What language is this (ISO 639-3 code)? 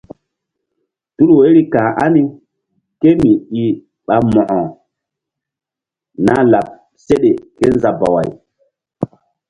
mdd